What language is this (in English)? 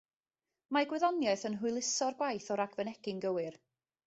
Welsh